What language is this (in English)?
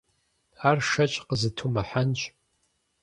Kabardian